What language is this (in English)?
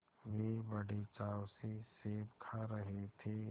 Hindi